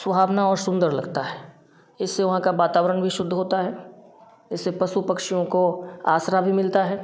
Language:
Hindi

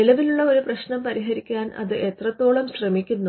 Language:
Malayalam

